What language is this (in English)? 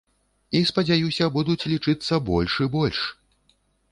Belarusian